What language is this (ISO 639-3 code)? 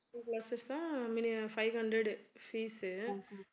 tam